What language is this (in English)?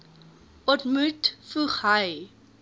Afrikaans